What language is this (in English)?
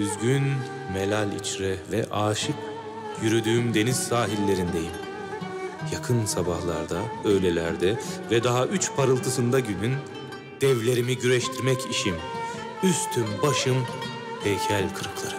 Turkish